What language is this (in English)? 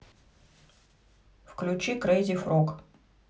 Russian